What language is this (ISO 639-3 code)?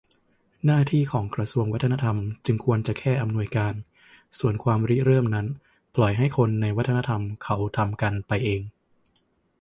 tha